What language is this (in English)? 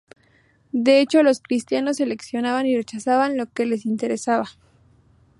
Spanish